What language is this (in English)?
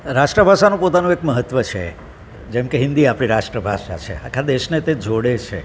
Gujarati